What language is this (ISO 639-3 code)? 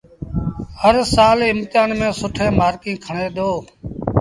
sbn